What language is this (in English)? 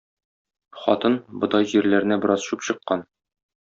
Tatar